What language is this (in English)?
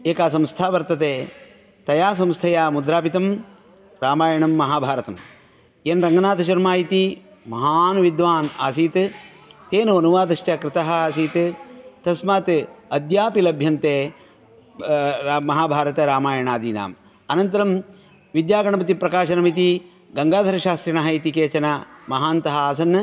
Sanskrit